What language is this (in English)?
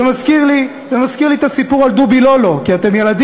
Hebrew